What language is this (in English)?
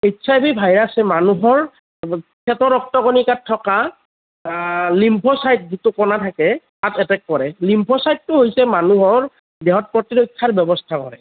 Assamese